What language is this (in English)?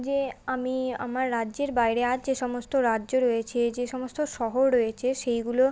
Bangla